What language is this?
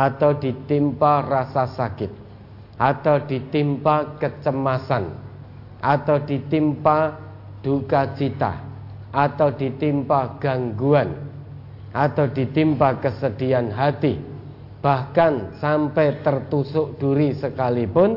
Indonesian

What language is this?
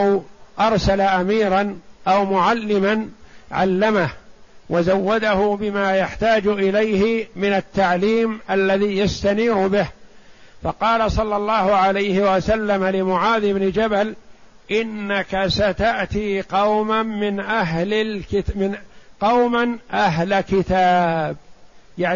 Arabic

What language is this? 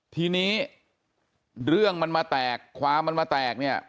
Thai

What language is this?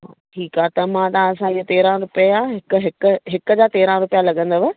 Sindhi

